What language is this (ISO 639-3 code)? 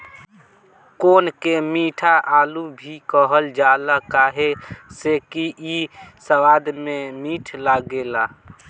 bho